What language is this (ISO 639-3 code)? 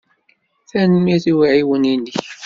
kab